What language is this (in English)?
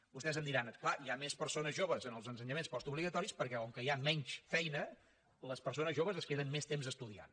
Catalan